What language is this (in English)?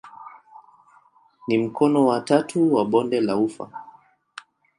Swahili